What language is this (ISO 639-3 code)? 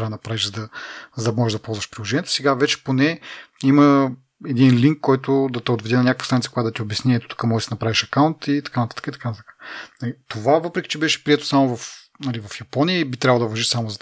bul